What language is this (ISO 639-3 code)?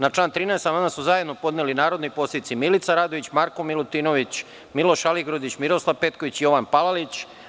srp